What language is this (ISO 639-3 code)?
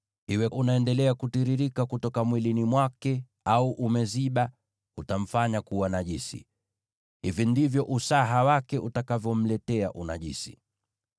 swa